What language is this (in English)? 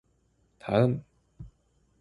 Korean